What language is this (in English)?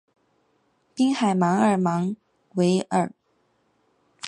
Chinese